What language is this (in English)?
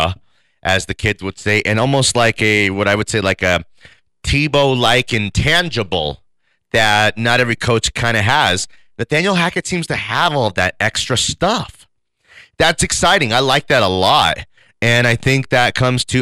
English